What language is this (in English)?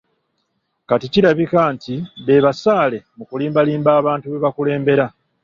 Ganda